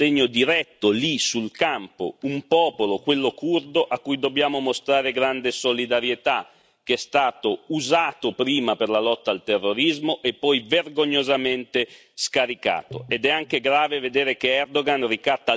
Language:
Italian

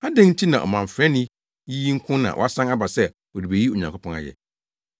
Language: Akan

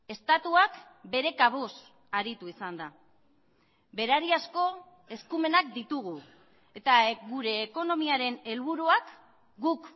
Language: Basque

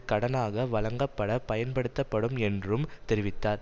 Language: Tamil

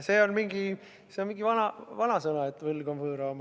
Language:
Estonian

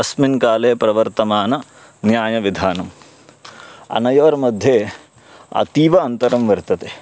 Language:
Sanskrit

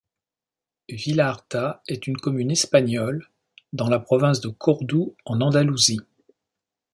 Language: French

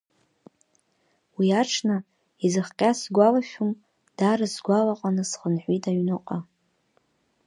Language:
Abkhazian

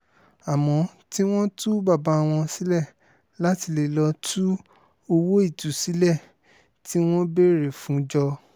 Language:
Yoruba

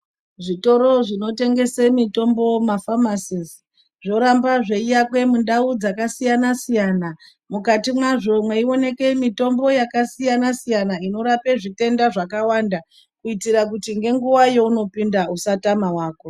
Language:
Ndau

